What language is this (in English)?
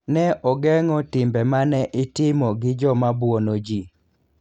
Luo (Kenya and Tanzania)